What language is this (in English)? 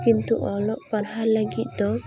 Santali